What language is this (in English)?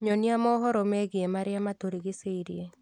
Kikuyu